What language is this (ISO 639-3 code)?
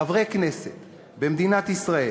heb